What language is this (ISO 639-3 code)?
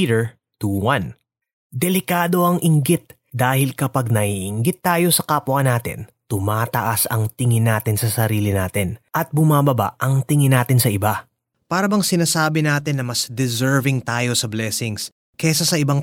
fil